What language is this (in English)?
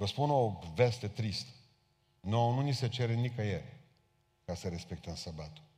Romanian